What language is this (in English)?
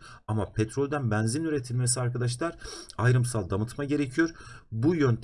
Turkish